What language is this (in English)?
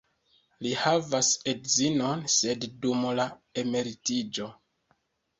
Esperanto